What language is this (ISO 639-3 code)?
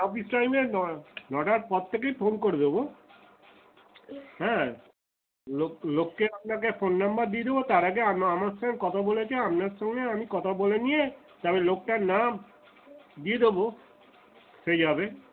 ben